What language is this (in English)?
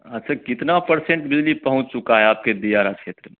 Hindi